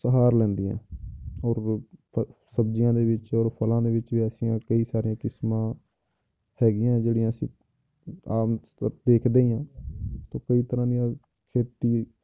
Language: Punjabi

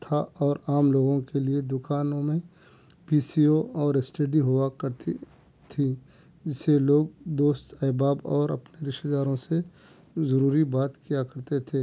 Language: Urdu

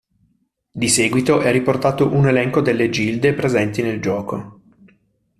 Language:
Italian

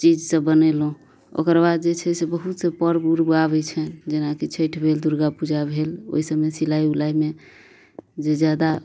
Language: Maithili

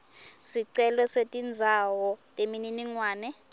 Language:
Swati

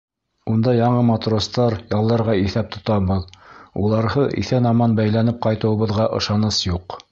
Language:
Bashkir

